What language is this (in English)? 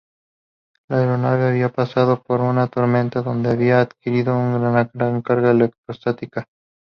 Spanish